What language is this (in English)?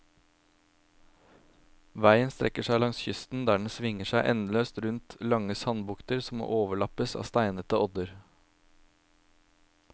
Norwegian